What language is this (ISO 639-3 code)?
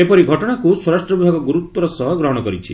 ori